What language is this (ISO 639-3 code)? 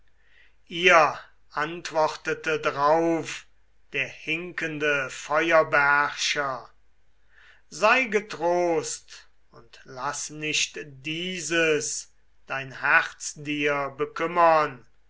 deu